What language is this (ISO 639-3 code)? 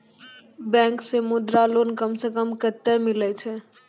mai